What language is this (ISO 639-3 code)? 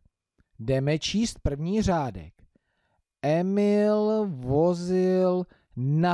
ces